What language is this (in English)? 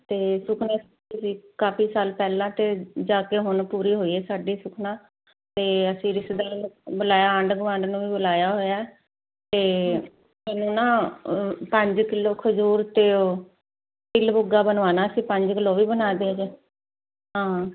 Punjabi